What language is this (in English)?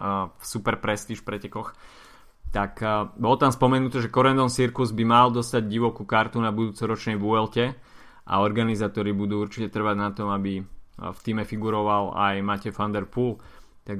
Slovak